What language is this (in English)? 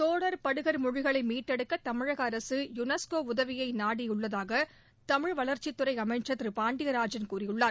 Tamil